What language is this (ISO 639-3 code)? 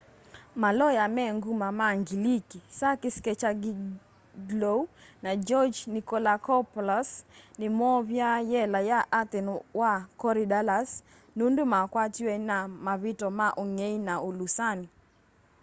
kam